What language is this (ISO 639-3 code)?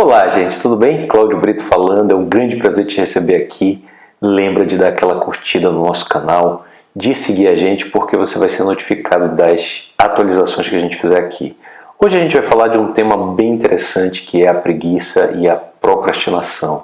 por